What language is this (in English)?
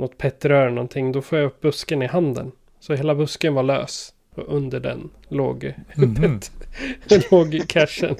Swedish